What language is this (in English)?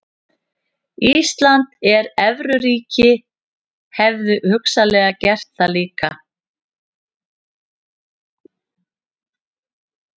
Icelandic